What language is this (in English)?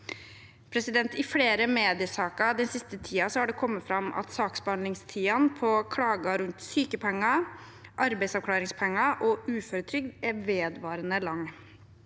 Norwegian